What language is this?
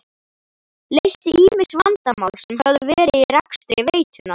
Icelandic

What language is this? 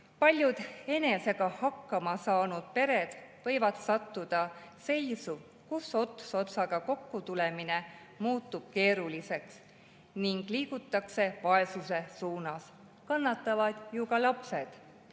Estonian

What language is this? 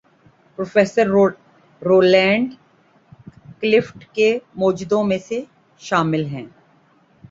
Urdu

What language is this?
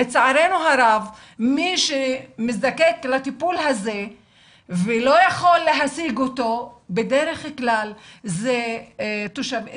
Hebrew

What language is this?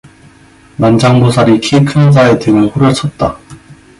Korean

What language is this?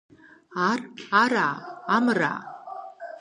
Kabardian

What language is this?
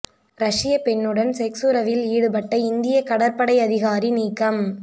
Tamil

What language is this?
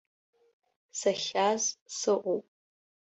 Abkhazian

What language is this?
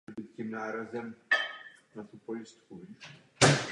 Czech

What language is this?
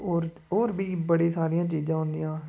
Dogri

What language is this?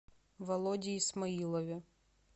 Russian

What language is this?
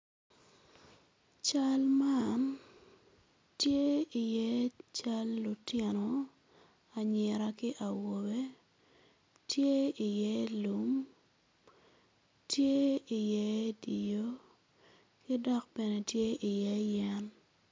Acoli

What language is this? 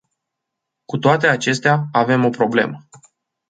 Romanian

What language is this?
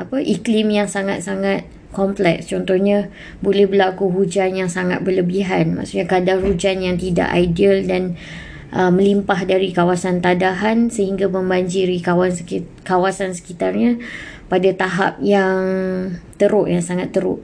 Malay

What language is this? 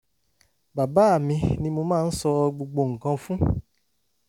Yoruba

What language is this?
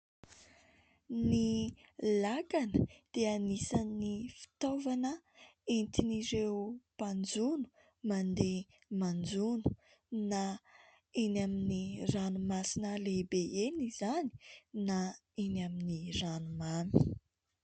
Malagasy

